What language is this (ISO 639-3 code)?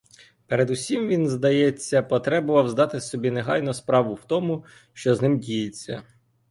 ukr